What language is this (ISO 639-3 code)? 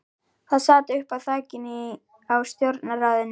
isl